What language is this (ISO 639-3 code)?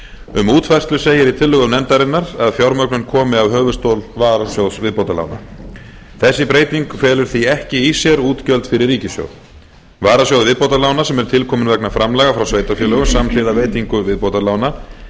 isl